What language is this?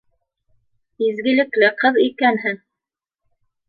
Bashkir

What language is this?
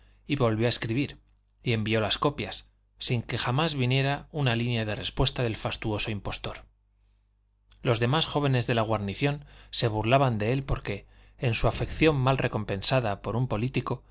Spanish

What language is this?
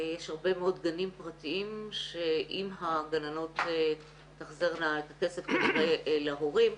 Hebrew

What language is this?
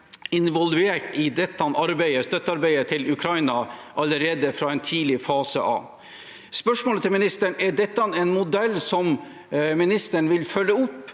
Norwegian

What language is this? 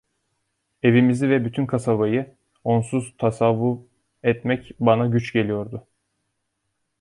Turkish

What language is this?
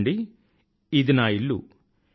Telugu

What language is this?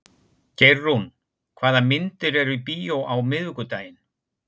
Icelandic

